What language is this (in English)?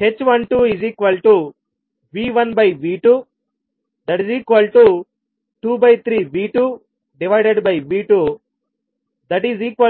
Telugu